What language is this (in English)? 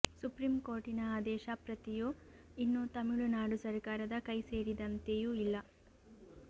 Kannada